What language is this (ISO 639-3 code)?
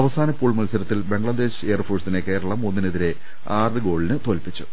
mal